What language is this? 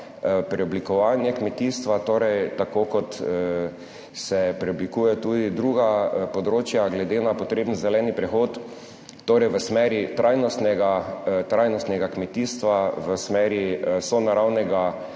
Slovenian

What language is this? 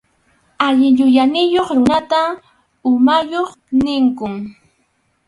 Arequipa-La Unión Quechua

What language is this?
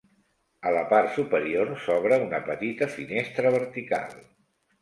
Catalan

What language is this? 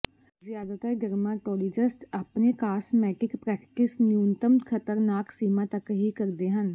Punjabi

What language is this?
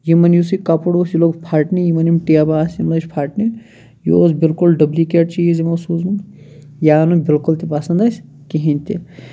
Kashmiri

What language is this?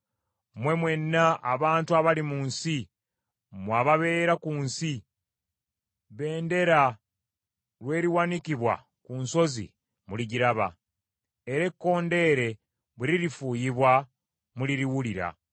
Ganda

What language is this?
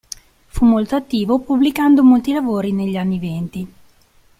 Italian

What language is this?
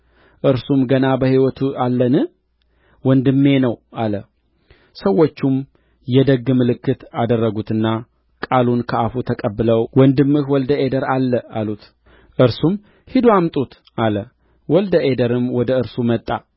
Amharic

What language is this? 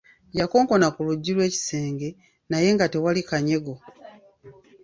Ganda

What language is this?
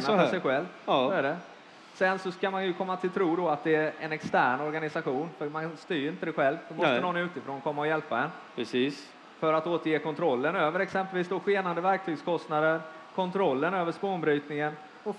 Swedish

